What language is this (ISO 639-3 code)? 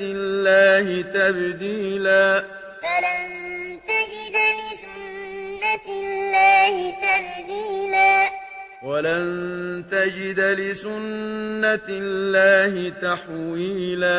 ara